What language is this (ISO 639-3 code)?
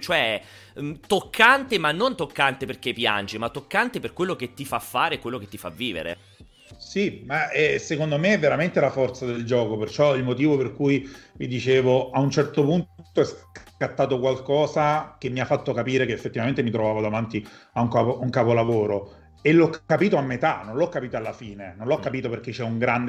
ita